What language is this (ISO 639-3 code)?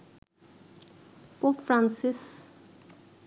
ben